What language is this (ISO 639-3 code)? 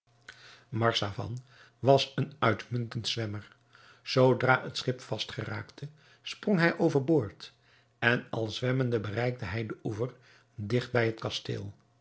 nld